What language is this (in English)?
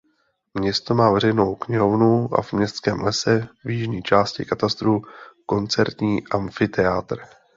Czech